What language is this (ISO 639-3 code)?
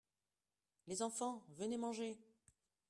fra